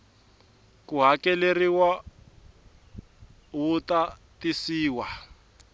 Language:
Tsonga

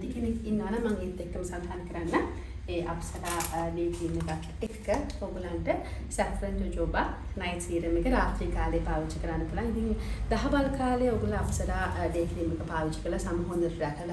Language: Arabic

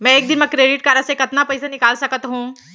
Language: Chhattisgarhi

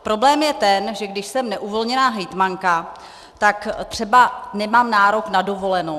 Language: Czech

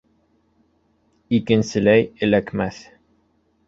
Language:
Bashkir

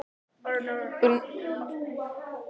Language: Icelandic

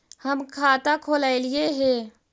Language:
Magahi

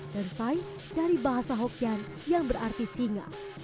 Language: Indonesian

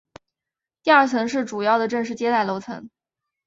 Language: Chinese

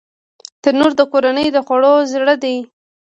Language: Pashto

